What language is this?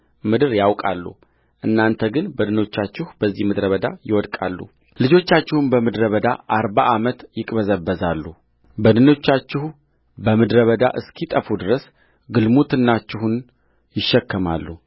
Amharic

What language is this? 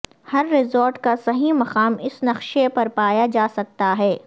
Urdu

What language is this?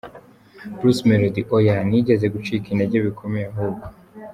Kinyarwanda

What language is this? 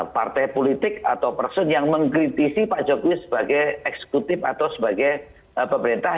Indonesian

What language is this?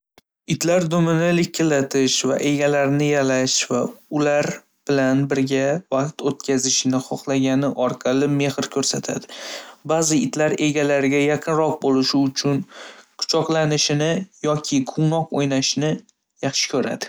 Uzbek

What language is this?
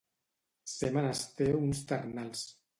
Catalan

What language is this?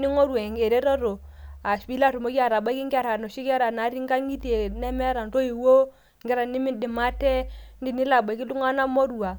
Masai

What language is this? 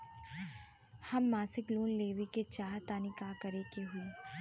Bhojpuri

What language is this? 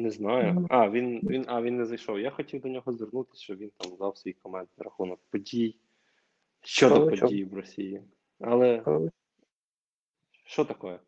Ukrainian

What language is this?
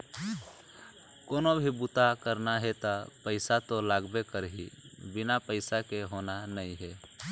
Chhattisgarhi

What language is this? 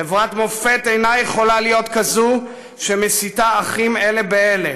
Hebrew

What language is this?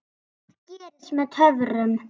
Icelandic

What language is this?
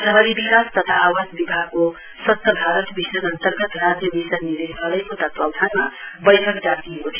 Nepali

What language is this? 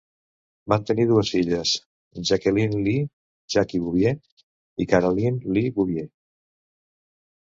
Catalan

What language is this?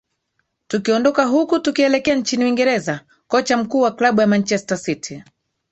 Swahili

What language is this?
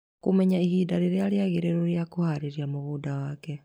Kikuyu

